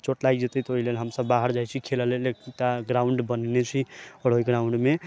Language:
Maithili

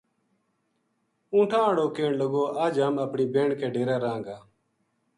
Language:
Gujari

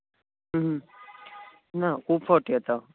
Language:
Konkani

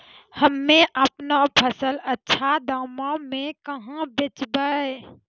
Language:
Maithili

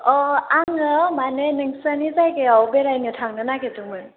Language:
Bodo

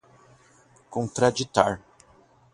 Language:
Portuguese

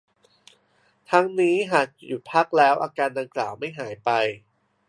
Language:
Thai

